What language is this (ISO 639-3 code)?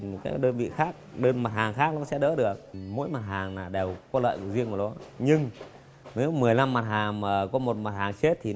vie